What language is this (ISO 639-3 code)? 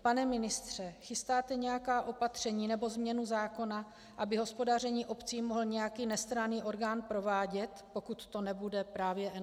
ces